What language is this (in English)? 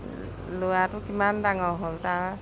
Assamese